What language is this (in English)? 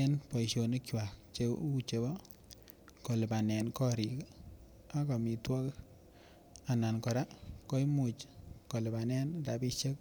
Kalenjin